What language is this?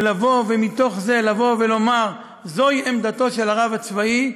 Hebrew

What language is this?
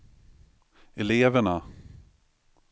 Swedish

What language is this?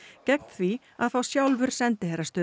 Icelandic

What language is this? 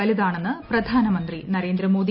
Malayalam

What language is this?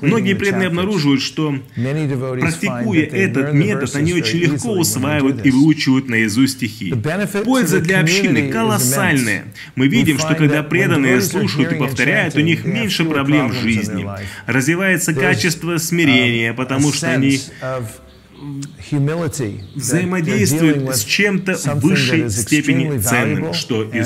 Russian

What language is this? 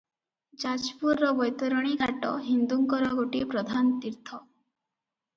Odia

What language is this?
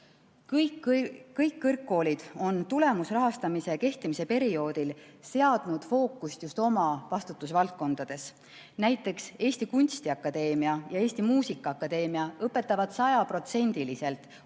Estonian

